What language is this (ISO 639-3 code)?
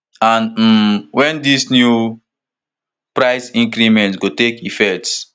pcm